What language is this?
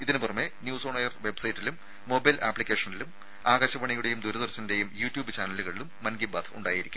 Malayalam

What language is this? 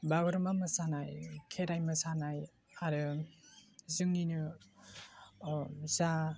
Bodo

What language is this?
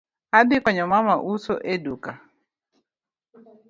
Luo (Kenya and Tanzania)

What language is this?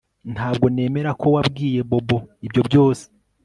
Kinyarwanda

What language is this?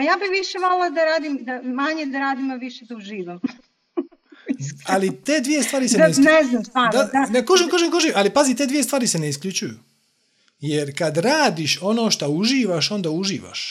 Croatian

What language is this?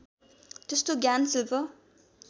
Nepali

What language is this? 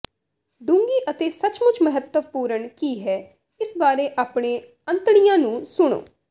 Punjabi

